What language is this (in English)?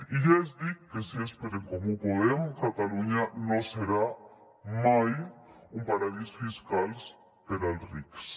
Catalan